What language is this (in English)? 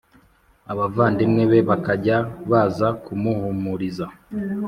Kinyarwanda